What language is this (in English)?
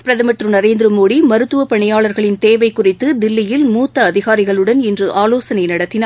Tamil